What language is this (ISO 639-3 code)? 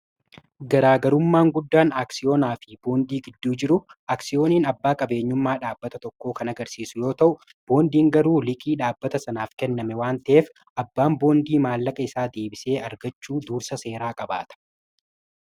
orm